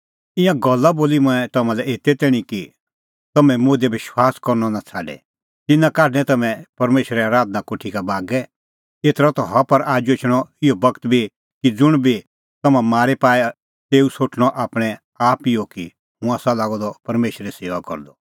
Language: Kullu Pahari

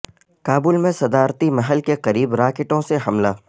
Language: Urdu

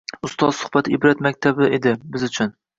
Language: Uzbek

